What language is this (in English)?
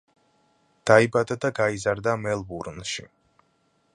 Georgian